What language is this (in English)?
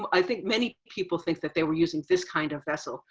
English